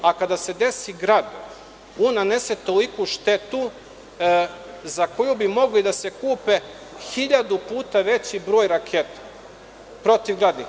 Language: Serbian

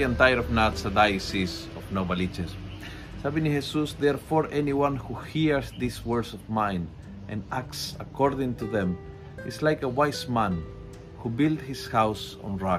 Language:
Filipino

